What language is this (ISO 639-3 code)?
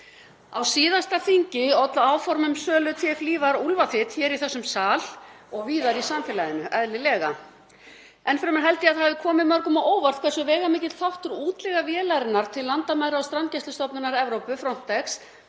isl